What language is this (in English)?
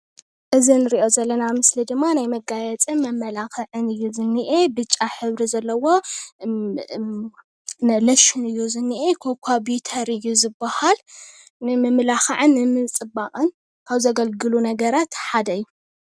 Tigrinya